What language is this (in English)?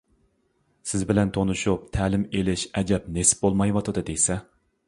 Uyghur